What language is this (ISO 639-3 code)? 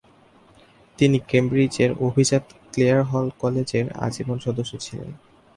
ben